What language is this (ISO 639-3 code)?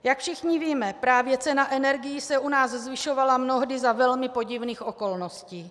ces